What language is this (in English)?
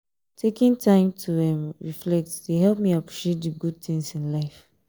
Nigerian Pidgin